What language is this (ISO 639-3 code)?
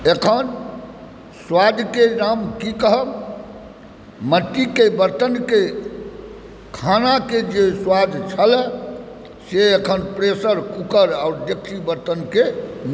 mai